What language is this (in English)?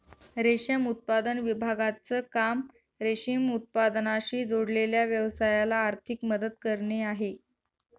Marathi